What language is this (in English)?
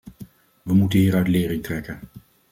Dutch